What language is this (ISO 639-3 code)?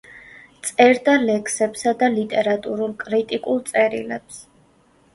kat